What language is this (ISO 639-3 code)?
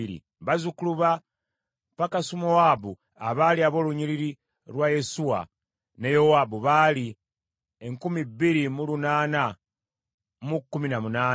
lug